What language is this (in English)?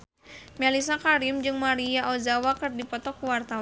Sundanese